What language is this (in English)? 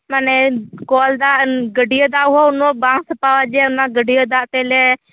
Santali